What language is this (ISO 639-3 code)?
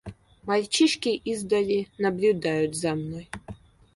rus